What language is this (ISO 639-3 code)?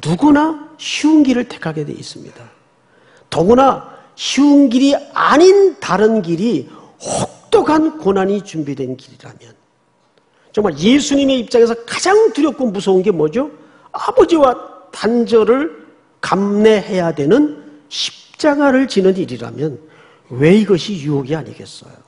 kor